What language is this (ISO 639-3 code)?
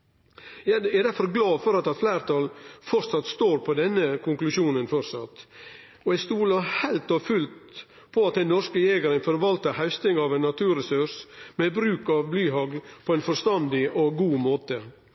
nno